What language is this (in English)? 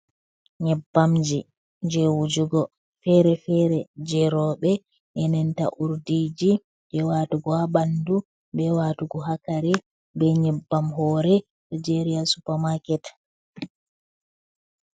Fula